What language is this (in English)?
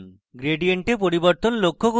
Bangla